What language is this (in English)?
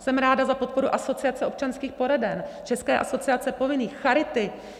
Czech